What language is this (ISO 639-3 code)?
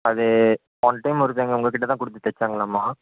tam